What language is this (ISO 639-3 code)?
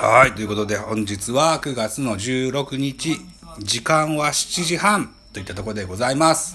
jpn